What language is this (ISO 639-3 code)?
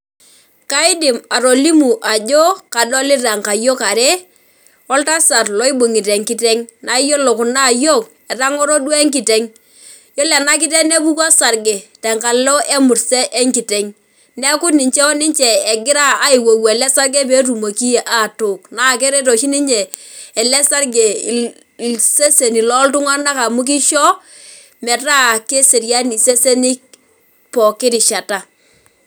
mas